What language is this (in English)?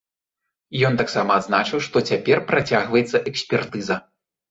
Belarusian